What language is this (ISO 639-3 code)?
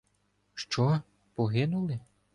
ukr